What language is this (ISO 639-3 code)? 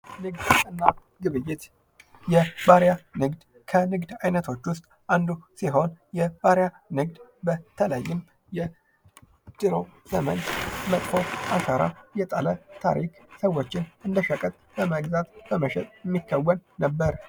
amh